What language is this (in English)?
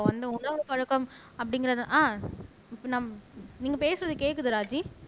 Tamil